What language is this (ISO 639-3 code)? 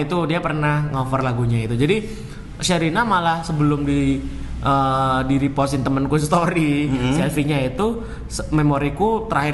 ind